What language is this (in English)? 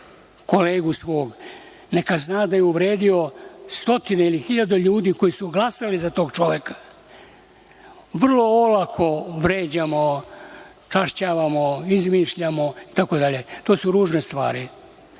Serbian